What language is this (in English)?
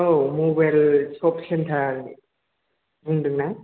Bodo